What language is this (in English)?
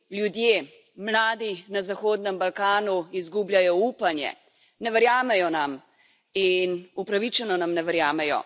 Slovenian